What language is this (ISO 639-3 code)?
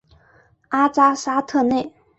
zho